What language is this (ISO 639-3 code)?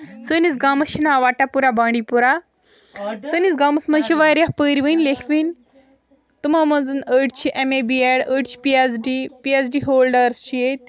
kas